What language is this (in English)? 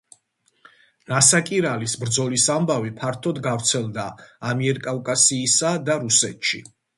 Georgian